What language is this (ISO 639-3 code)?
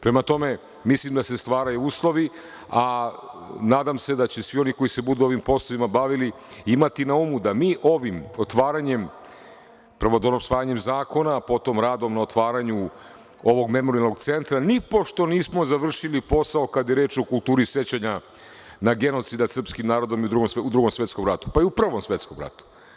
srp